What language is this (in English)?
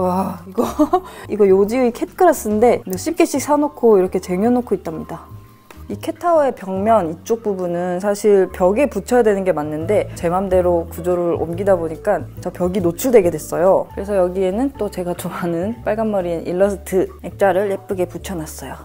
Korean